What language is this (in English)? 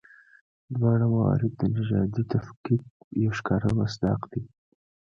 Pashto